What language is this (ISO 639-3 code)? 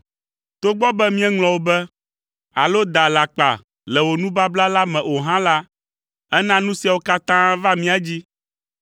ewe